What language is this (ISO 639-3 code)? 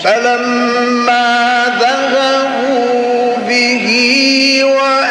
ara